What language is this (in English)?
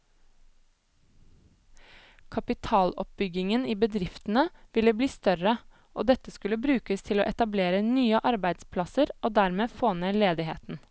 Norwegian